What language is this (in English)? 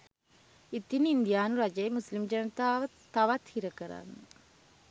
Sinhala